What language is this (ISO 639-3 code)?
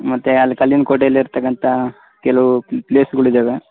kan